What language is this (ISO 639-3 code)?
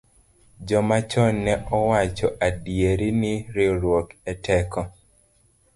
luo